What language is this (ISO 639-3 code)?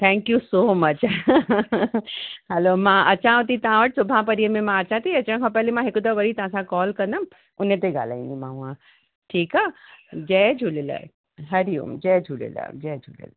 snd